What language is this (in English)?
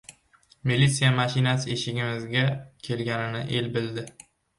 Uzbek